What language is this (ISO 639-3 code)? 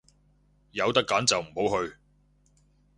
yue